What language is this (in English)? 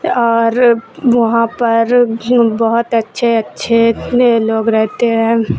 Urdu